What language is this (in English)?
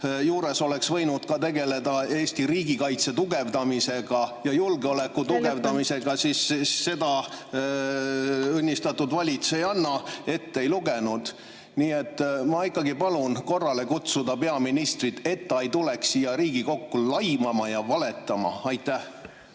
Estonian